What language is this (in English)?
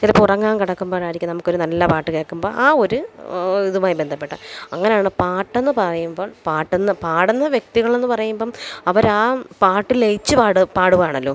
Malayalam